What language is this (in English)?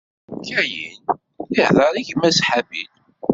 Kabyle